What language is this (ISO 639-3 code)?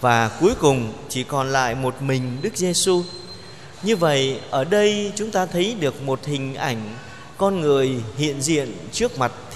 vie